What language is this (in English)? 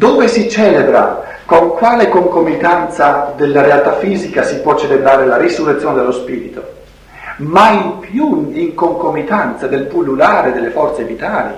Italian